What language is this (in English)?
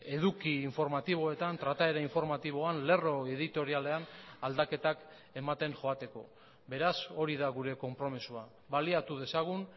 Basque